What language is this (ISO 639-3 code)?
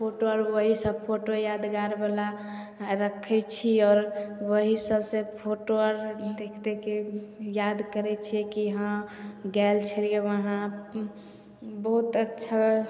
mai